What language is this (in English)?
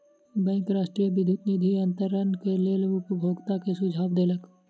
Maithili